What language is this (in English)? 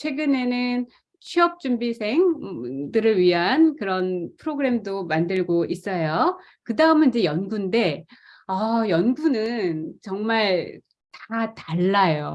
Korean